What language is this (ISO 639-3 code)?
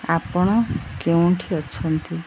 ori